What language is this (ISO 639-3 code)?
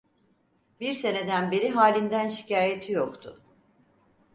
tur